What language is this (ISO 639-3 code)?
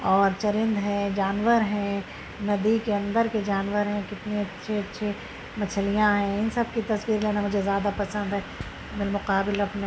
urd